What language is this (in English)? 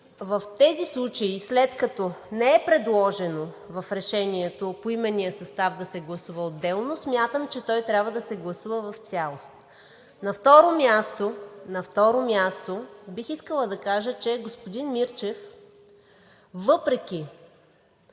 Bulgarian